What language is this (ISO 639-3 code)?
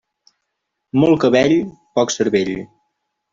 cat